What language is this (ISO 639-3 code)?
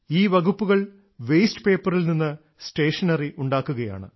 mal